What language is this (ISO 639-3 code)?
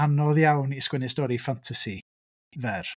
cym